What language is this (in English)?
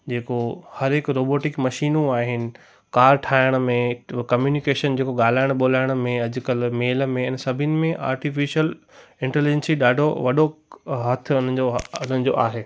Sindhi